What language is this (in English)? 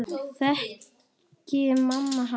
Icelandic